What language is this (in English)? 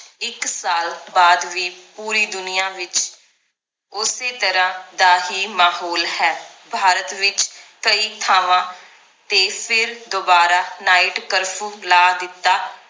Punjabi